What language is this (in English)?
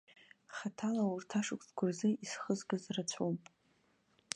Abkhazian